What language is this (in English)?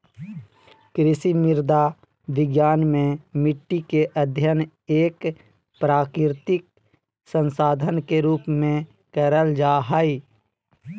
Magahi